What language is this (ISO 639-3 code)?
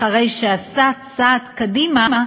heb